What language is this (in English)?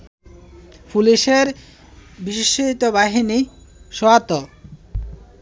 Bangla